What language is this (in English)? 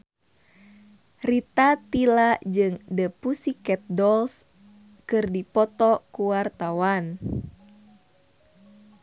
Sundanese